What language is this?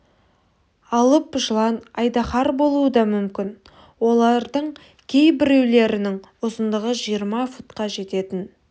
Kazakh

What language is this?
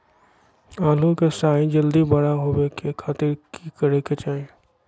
Magahi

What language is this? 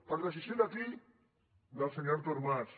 Catalan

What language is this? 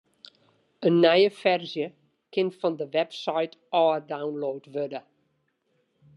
Western Frisian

